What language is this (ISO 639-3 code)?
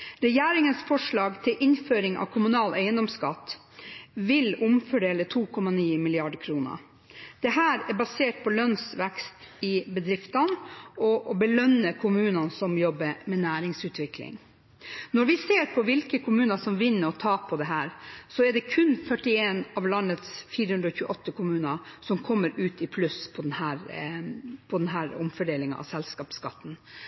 nob